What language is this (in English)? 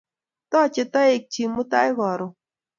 Kalenjin